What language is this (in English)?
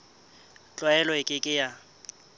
Southern Sotho